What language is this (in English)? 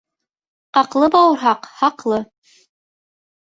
Bashkir